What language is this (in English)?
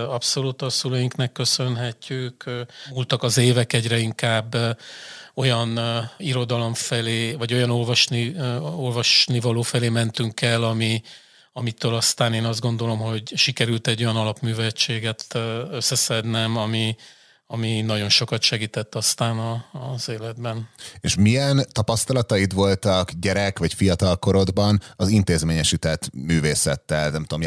Hungarian